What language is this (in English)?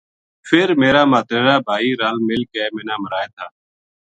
Gujari